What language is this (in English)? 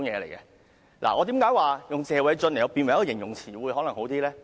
Cantonese